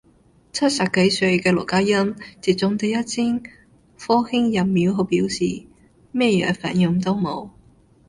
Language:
Cantonese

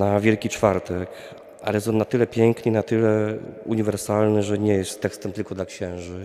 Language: Polish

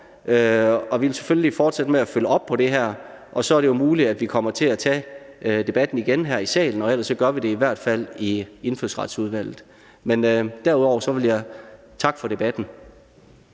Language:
Danish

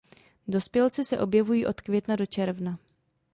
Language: Czech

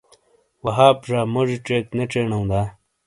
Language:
Shina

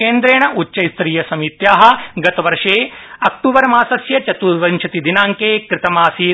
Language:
Sanskrit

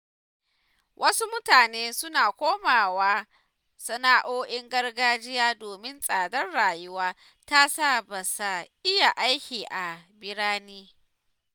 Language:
Hausa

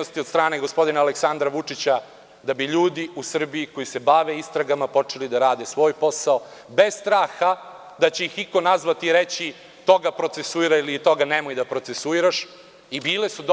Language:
Serbian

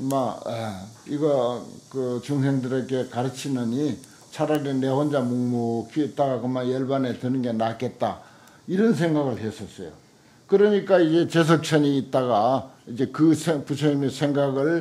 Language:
Korean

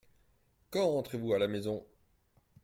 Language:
French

